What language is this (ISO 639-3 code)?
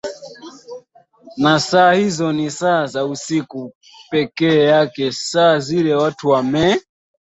swa